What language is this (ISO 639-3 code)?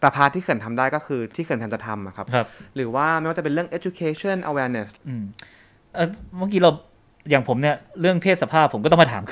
tha